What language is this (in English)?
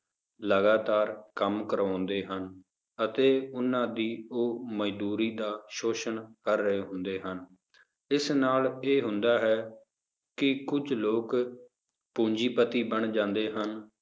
Punjabi